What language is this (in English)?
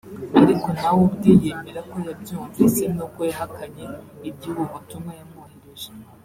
Kinyarwanda